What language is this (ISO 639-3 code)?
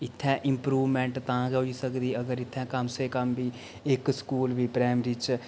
doi